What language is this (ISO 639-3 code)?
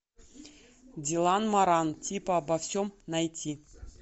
rus